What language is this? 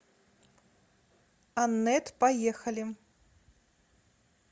Russian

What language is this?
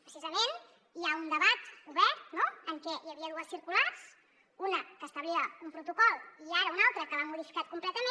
Catalan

